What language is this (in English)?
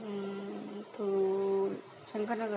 Marathi